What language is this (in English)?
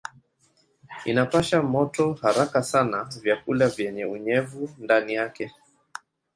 Swahili